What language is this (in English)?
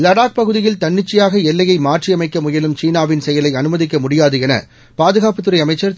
Tamil